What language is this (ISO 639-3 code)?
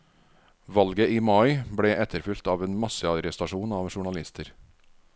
nor